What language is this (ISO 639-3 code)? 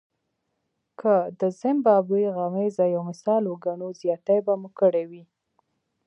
pus